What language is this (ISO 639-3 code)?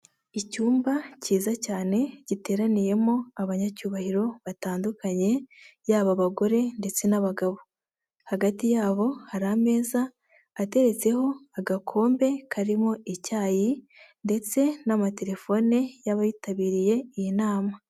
kin